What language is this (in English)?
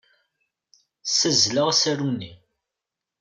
Kabyle